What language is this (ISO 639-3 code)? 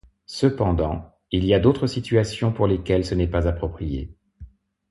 fra